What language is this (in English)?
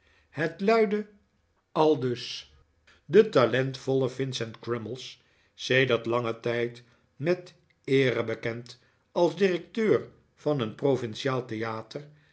Dutch